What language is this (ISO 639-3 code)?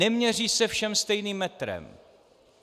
ces